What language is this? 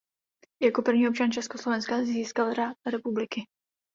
Czech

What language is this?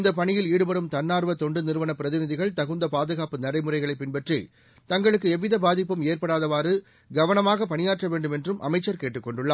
Tamil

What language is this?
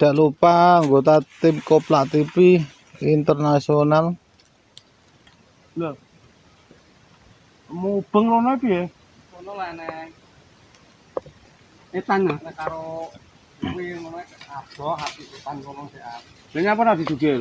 Indonesian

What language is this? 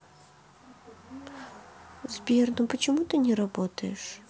Russian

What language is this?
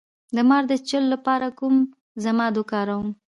Pashto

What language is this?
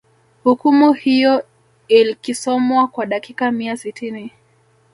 Swahili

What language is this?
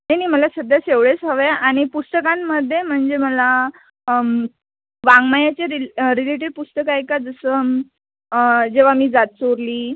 Marathi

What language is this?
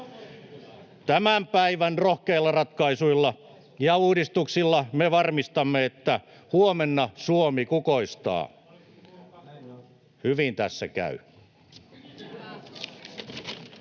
Finnish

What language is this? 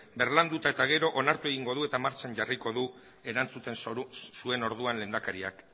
Basque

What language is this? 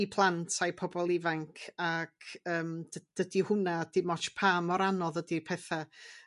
Welsh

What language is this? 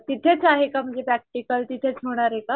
Marathi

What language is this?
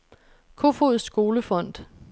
Danish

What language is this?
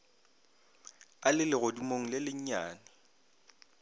Northern Sotho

